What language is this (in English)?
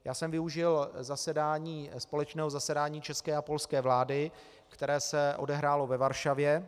Czech